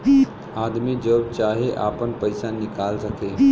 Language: Bhojpuri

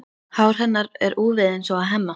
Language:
Icelandic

